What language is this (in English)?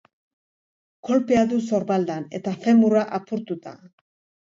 Basque